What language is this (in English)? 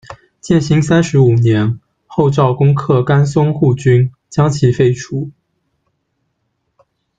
Chinese